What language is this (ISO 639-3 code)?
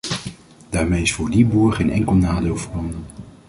nld